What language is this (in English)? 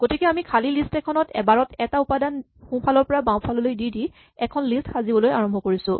Assamese